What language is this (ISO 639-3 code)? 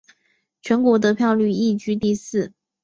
zho